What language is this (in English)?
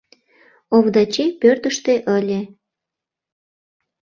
Mari